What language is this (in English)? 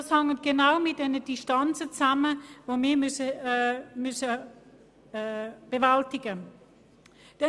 Swiss German